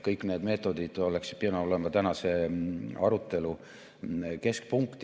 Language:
Estonian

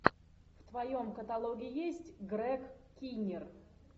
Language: Russian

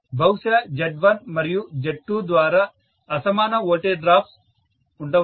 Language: Telugu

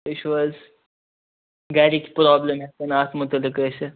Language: Kashmiri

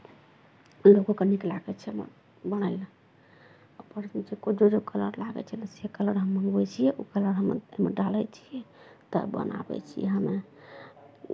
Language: Maithili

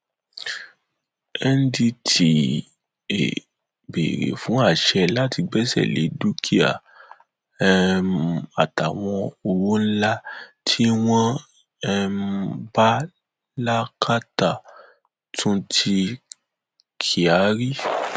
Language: Yoruba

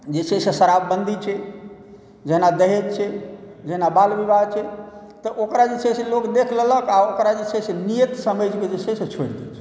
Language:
Maithili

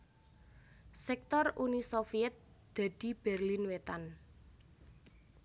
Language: Javanese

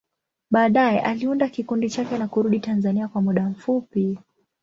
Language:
Swahili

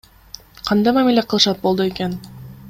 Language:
Kyrgyz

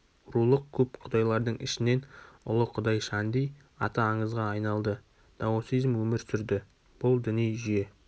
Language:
Kazakh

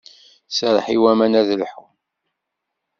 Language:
Kabyle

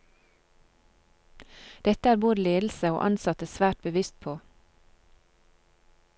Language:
Norwegian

